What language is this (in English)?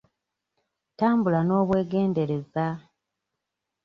Ganda